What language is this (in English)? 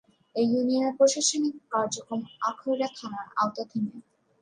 Bangla